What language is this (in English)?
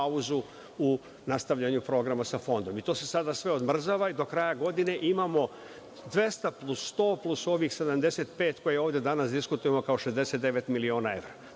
Serbian